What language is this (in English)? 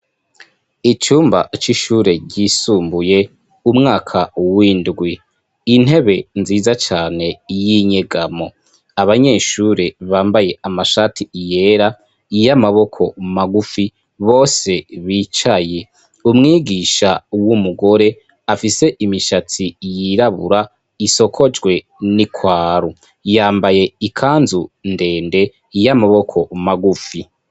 Rundi